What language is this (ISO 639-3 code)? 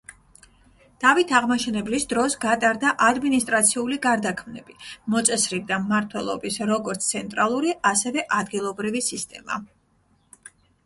kat